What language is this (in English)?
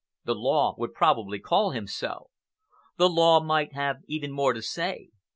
English